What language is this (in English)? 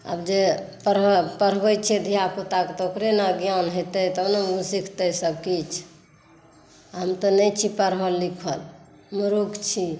Maithili